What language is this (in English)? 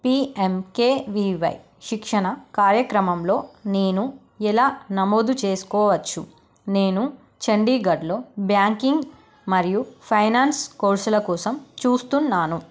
Telugu